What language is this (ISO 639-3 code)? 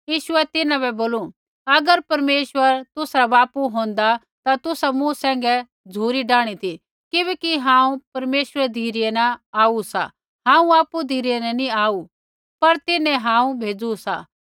kfx